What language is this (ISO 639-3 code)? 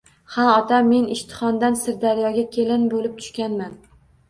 uzb